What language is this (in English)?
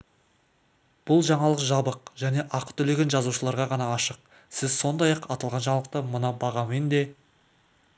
Kazakh